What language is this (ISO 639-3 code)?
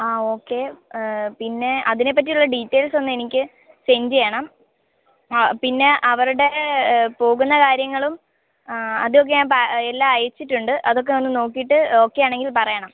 mal